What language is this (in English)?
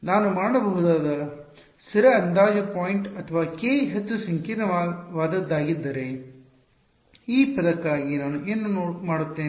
Kannada